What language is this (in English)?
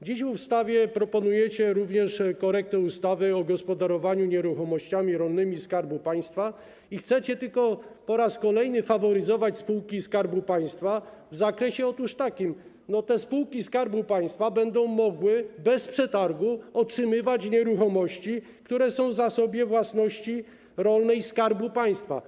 Polish